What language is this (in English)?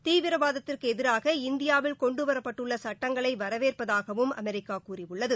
Tamil